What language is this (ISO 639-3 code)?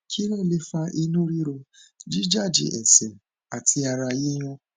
yor